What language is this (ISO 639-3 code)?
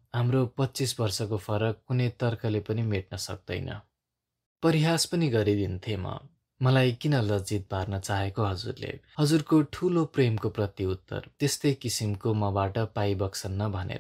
ron